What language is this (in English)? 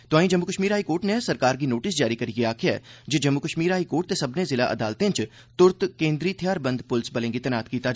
Dogri